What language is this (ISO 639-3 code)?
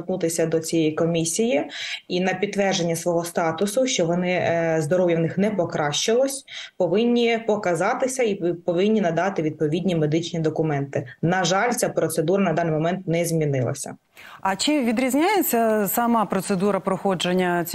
ukr